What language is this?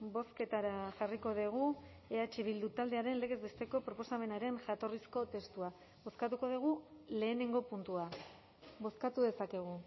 Basque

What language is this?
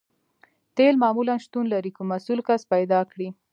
Pashto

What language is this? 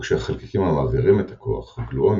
Hebrew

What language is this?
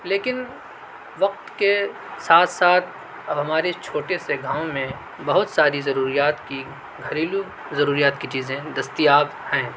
Urdu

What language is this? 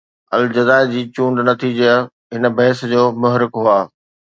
Sindhi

